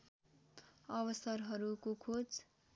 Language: Nepali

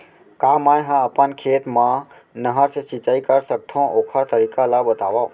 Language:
Chhattisgarhi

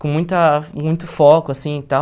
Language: Portuguese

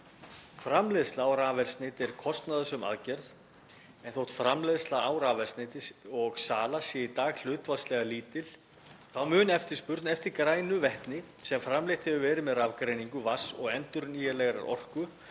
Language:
Icelandic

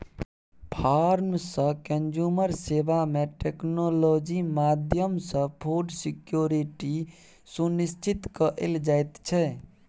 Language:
Maithili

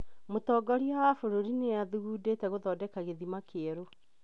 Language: Kikuyu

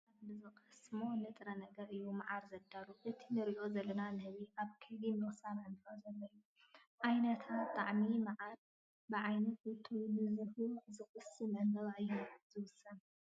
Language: Tigrinya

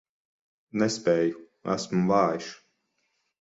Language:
Latvian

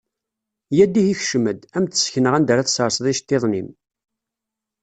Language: Kabyle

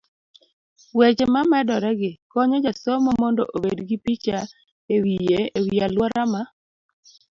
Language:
Luo (Kenya and Tanzania)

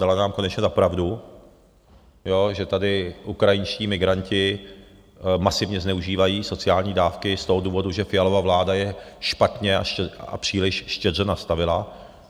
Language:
Czech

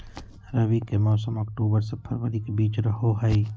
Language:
Magahi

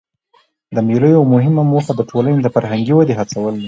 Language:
Pashto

